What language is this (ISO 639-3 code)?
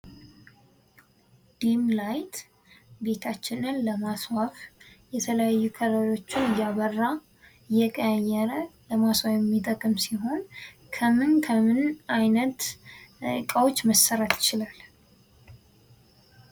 amh